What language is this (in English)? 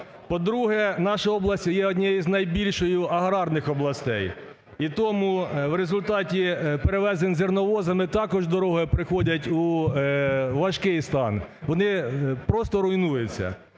Ukrainian